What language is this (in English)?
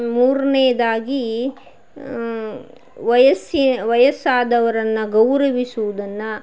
Kannada